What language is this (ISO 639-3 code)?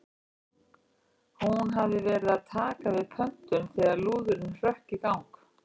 isl